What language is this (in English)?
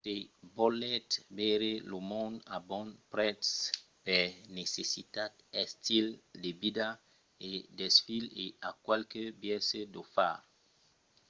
Occitan